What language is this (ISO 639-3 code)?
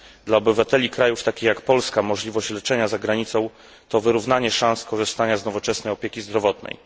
pol